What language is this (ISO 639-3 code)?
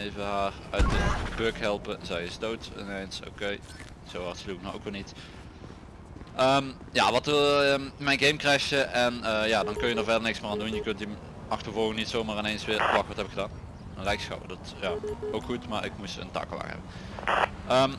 nld